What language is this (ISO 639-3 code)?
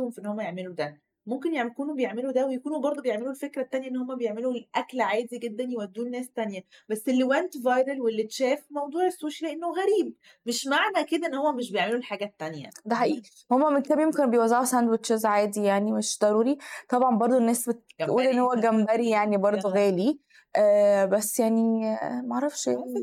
ara